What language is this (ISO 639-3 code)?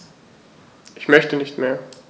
deu